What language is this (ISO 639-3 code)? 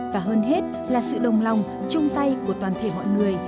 vie